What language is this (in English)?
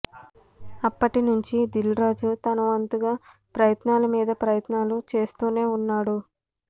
Telugu